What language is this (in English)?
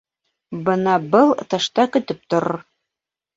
Bashkir